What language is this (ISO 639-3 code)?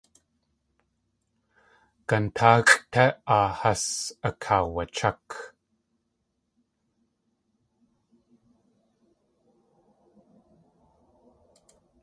tli